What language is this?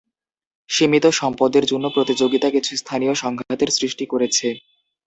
Bangla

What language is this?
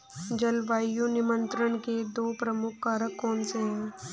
Hindi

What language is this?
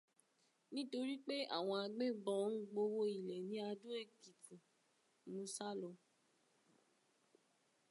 Yoruba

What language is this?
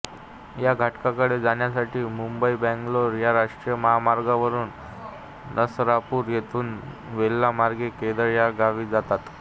Marathi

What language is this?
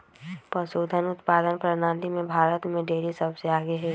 Magahi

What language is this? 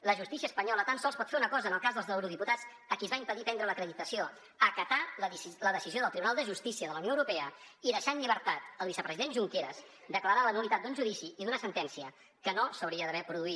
Catalan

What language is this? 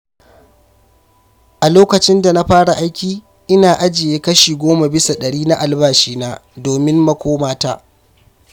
Hausa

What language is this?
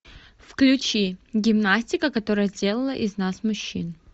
Russian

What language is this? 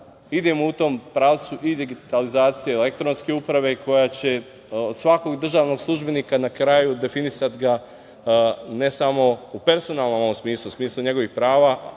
Serbian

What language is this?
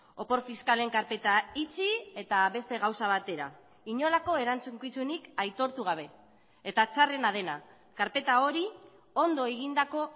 Basque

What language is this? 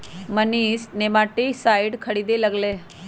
Magahi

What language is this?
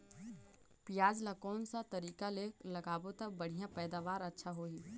Chhattisgarhi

